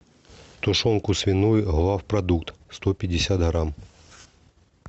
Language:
Russian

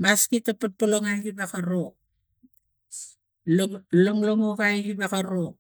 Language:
Tigak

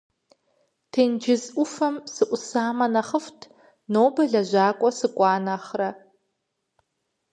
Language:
Kabardian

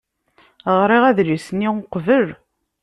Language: Kabyle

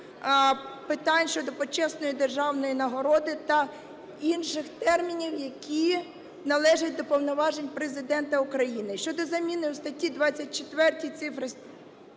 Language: Ukrainian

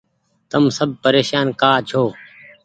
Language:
Goaria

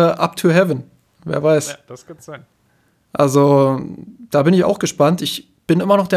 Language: German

